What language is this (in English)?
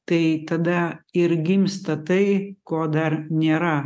Lithuanian